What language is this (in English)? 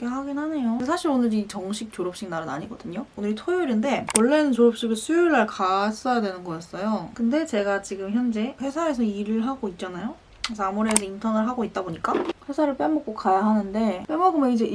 Korean